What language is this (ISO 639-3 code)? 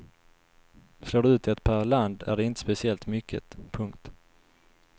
swe